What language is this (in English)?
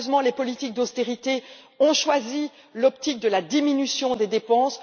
French